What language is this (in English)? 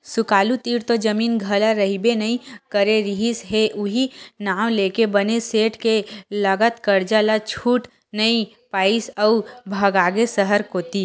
Chhattisgarhi